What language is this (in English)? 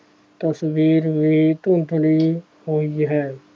Punjabi